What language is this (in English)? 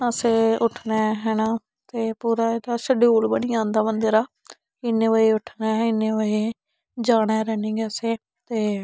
Dogri